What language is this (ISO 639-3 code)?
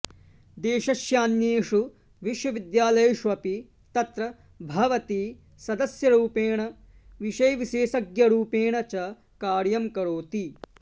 san